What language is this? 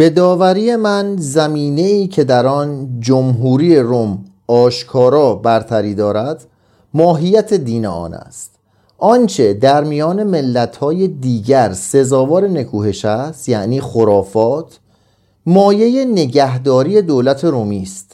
Persian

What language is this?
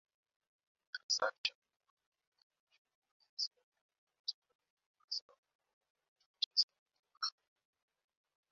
Swahili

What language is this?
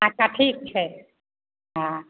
Maithili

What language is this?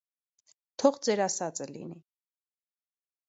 Armenian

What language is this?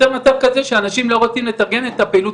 Hebrew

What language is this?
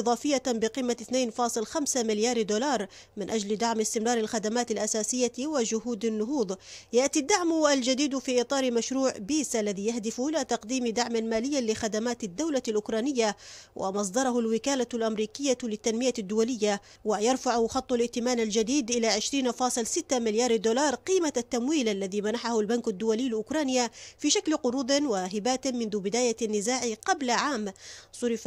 Arabic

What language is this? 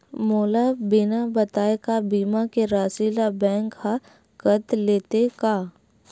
Chhattisgarhi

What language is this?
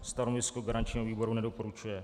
Czech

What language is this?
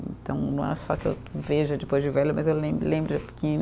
Portuguese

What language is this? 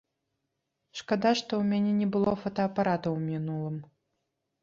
Belarusian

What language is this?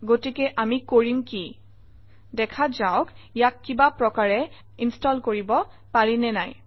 Assamese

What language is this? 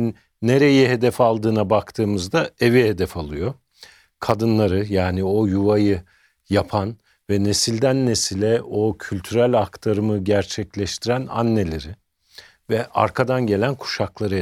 Turkish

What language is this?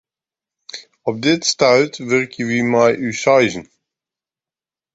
Western Frisian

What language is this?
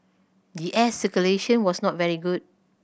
English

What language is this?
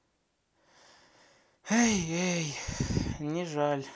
Russian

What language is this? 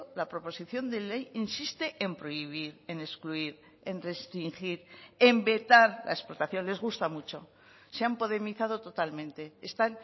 Spanish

